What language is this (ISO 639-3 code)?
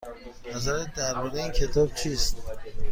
fas